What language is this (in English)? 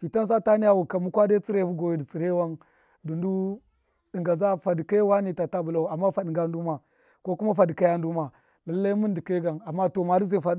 Miya